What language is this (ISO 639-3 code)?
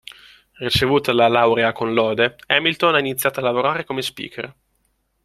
ita